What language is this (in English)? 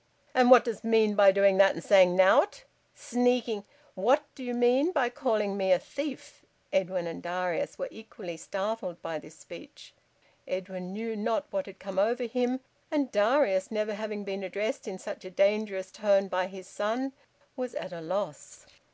English